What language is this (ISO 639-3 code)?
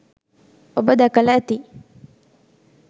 sin